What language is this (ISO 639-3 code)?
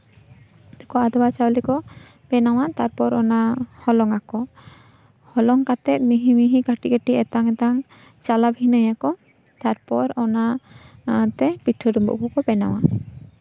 sat